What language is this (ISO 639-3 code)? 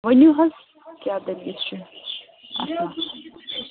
kas